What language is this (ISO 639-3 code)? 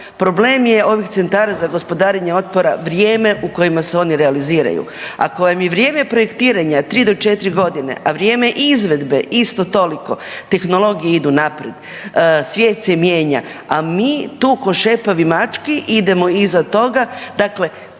hrv